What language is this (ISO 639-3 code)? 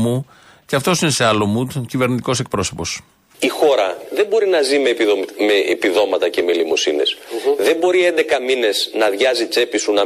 ell